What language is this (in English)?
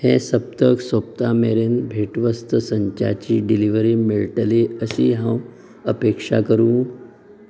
Konkani